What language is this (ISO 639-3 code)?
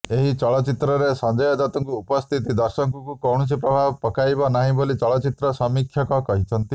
ori